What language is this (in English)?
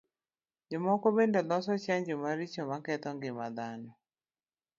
Luo (Kenya and Tanzania)